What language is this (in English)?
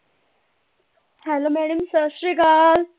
Punjabi